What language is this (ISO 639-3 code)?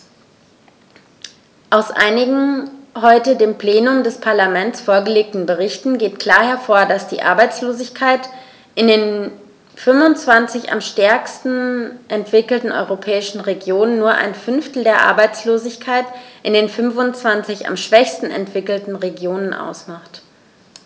deu